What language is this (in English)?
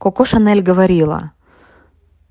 Russian